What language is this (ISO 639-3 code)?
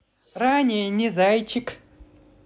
rus